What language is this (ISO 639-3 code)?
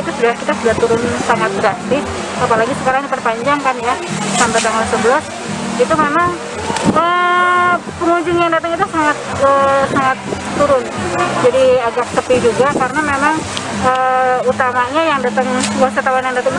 ind